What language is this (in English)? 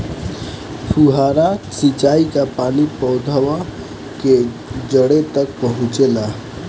Bhojpuri